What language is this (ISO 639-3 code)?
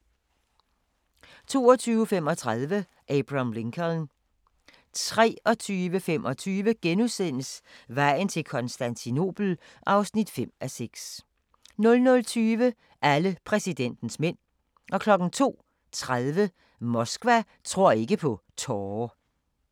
dan